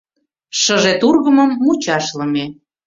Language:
Mari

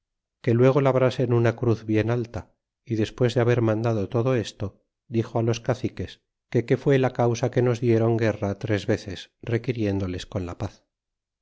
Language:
Spanish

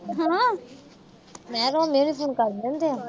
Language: Punjabi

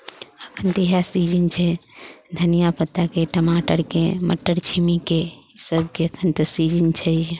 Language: Maithili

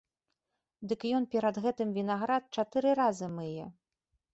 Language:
Belarusian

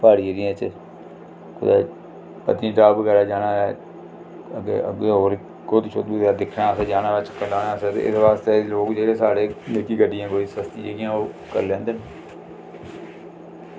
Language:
Dogri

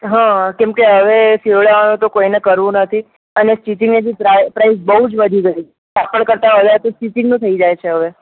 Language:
Gujarati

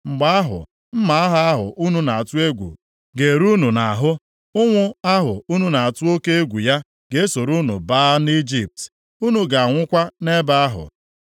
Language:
Igbo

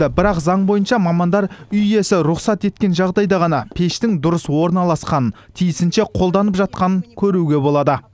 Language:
Kazakh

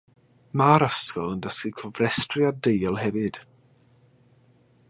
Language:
Welsh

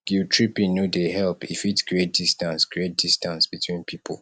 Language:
Nigerian Pidgin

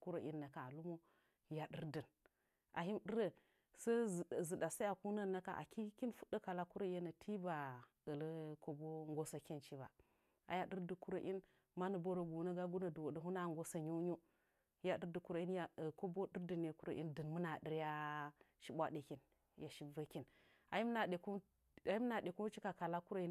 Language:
Nzanyi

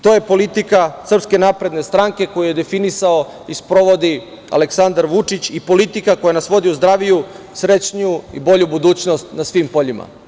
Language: Serbian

